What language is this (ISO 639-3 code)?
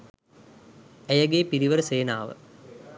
sin